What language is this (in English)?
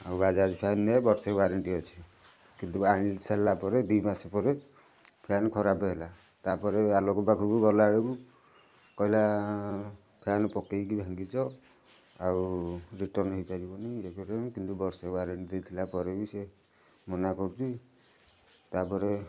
Odia